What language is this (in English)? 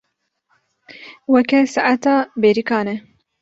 Kurdish